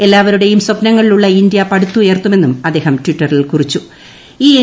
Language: Malayalam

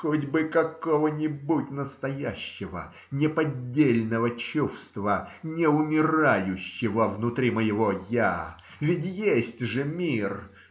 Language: Russian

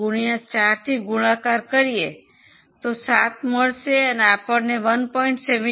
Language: Gujarati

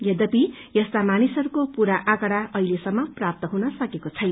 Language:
Nepali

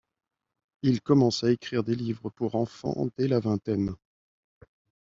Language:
French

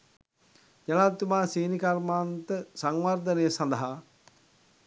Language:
Sinhala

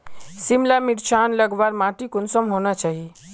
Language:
Magahi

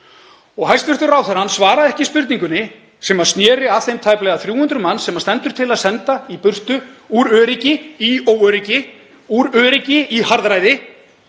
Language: Icelandic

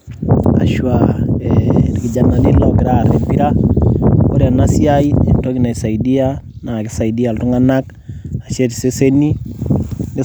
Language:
Masai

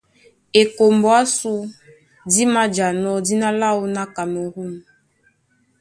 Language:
Duala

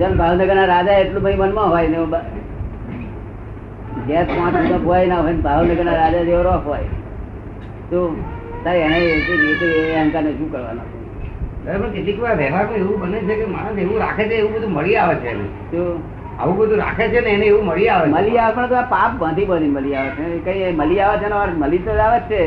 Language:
Gujarati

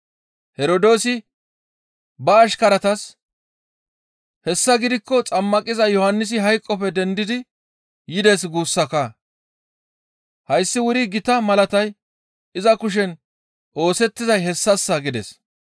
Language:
Gamo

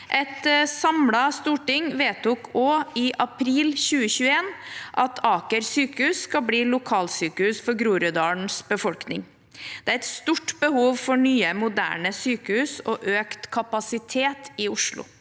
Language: Norwegian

